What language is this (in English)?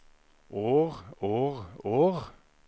Norwegian